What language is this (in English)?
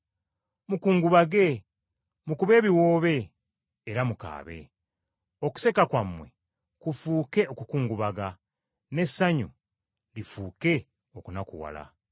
Ganda